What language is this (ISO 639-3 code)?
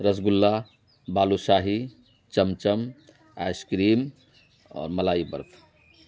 urd